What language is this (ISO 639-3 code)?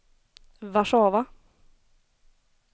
swe